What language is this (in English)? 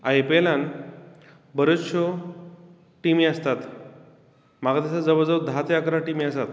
Konkani